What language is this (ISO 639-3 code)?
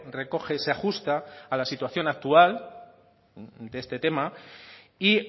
spa